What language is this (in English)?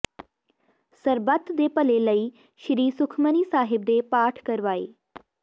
Punjabi